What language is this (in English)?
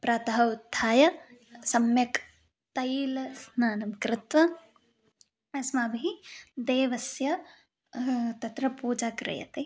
Sanskrit